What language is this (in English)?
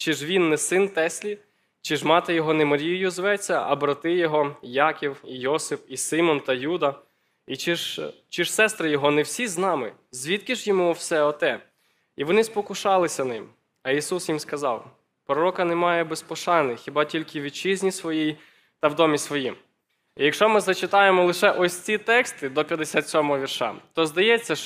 Ukrainian